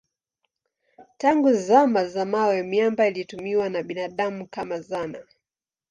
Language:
Swahili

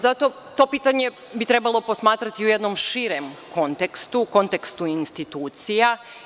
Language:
Serbian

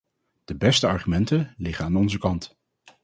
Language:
Dutch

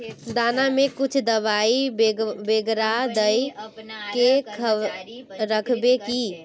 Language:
Magahi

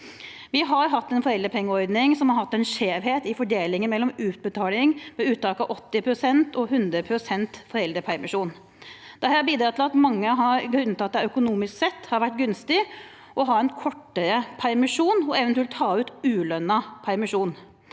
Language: Norwegian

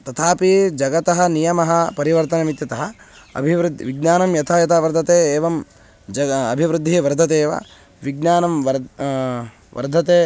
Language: Sanskrit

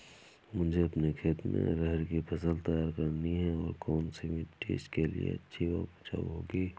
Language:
Hindi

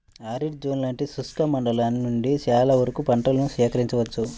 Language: Telugu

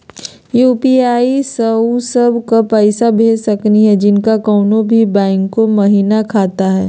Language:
Magahi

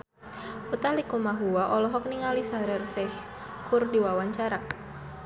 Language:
Sundanese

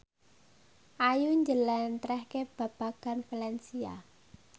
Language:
Javanese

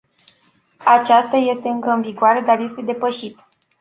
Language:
Romanian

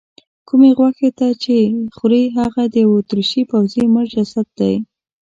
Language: Pashto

